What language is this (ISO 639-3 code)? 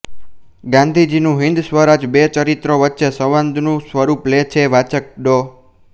guj